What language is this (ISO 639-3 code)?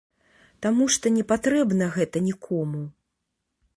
bel